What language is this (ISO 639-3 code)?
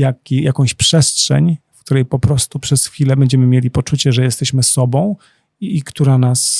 pol